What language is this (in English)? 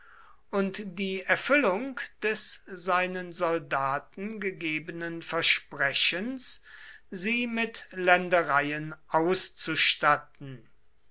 German